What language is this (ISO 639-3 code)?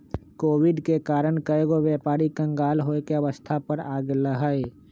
mag